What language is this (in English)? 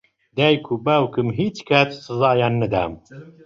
Central Kurdish